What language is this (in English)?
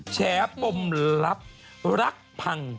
Thai